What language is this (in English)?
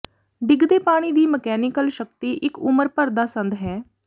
Punjabi